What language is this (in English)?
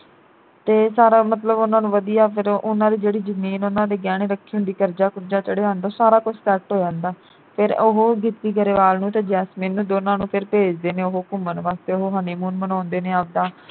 Punjabi